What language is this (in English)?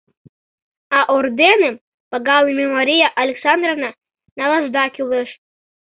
Mari